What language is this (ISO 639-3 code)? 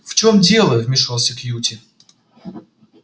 rus